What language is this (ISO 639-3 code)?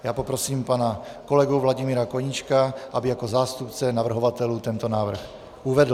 ces